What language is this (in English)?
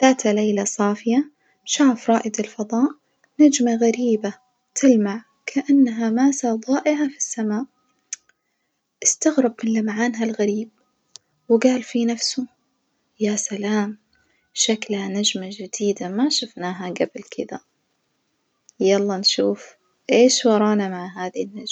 Najdi Arabic